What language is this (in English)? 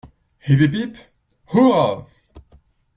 French